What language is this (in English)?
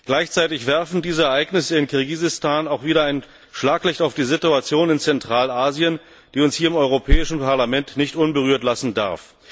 German